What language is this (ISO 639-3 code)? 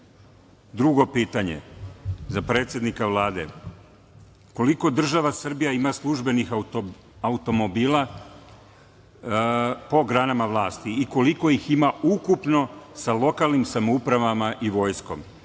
srp